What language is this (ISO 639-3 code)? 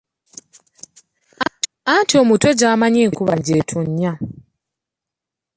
lug